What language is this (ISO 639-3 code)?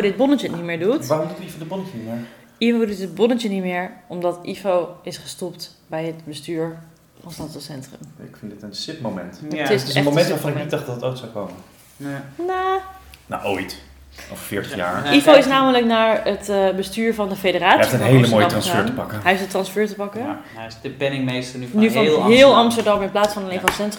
nld